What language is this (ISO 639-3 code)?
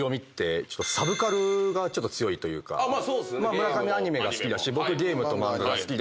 jpn